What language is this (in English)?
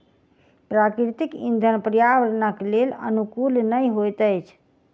Maithili